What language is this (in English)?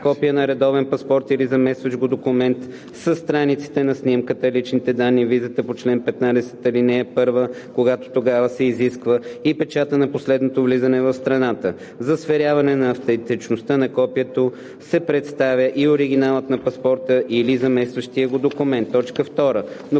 Bulgarian